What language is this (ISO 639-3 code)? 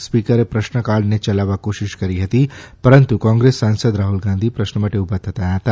guj